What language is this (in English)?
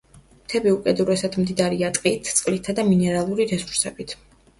Georgian